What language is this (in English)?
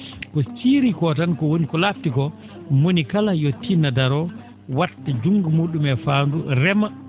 Fula